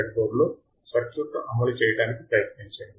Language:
Telugu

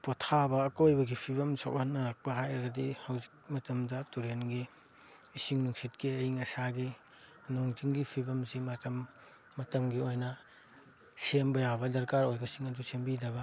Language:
Manipuri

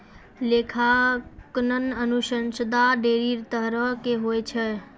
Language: Maithili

